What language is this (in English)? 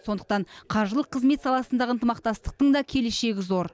Kazakh